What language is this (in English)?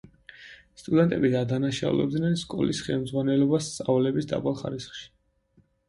Georgian